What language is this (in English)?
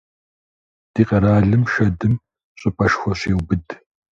Kabardian